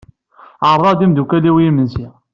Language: Kabyle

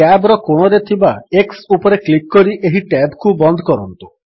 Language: Odia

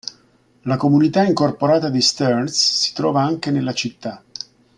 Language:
Italian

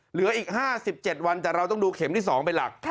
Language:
Thai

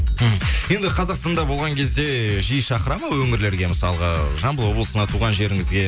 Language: Kazakh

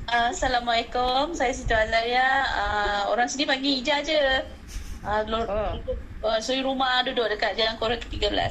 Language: Malay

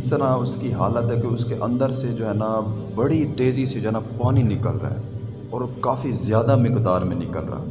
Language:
Urdu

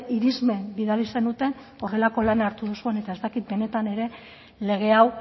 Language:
Basque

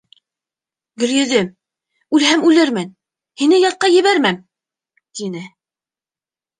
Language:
Bashkir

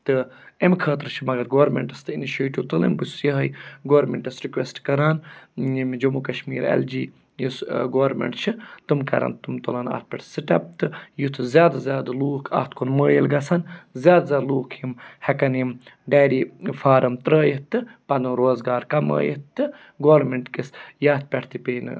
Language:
Kashmiri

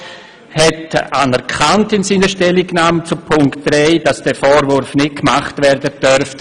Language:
Swiss German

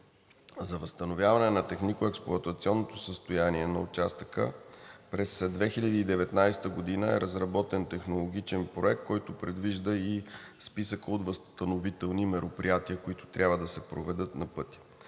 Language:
Bulgarian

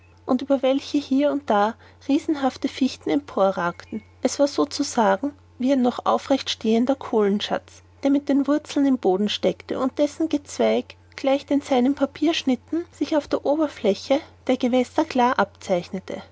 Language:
German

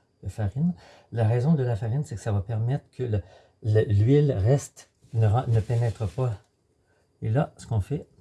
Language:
French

